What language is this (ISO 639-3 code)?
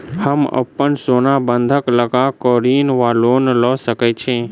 mai